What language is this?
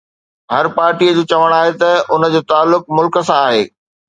Sindhi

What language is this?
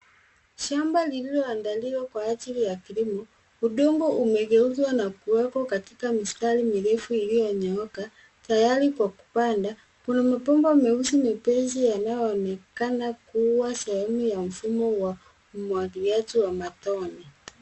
Swahili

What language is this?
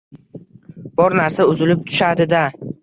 Uzbek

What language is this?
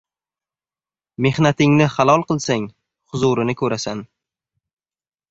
Uzbek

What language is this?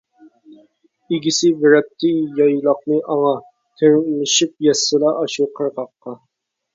Uyghur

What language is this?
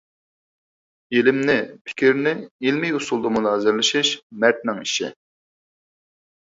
Uyghur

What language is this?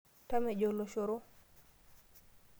Masai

